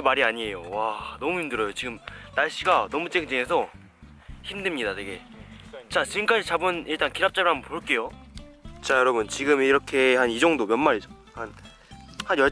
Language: Korean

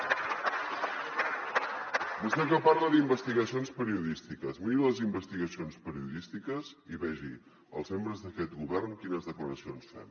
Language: Catalan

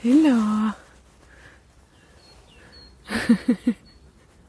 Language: Welsh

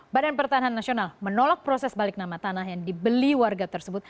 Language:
Indonesian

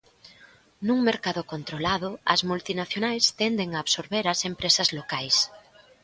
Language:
Galician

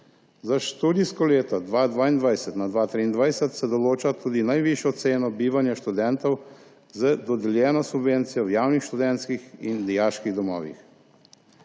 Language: Slovenian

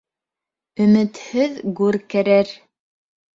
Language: Bashkir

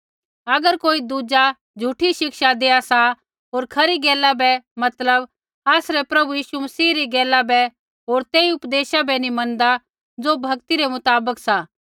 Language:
Kullu Pahari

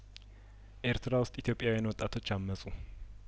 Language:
Amharic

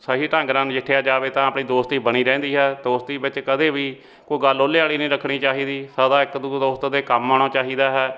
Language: Punjabi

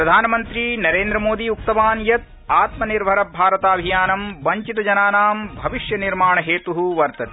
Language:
Sanskrit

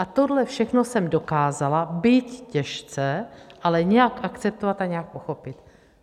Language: Czech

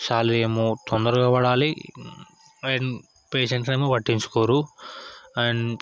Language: Telugu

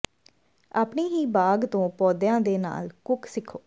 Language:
Punjabi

